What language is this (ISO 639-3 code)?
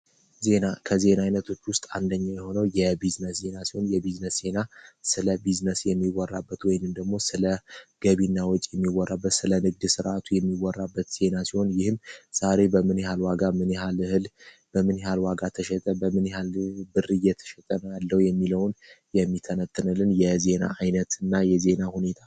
amh